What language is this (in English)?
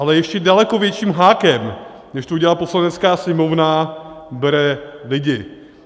Czech